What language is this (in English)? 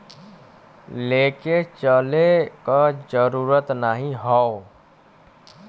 Bhojpuri